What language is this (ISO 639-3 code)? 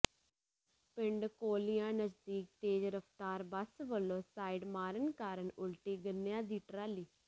pan